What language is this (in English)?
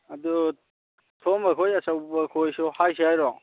Manipuri